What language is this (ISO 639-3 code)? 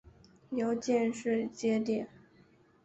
zho